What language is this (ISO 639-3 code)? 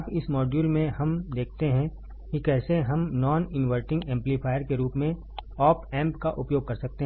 hin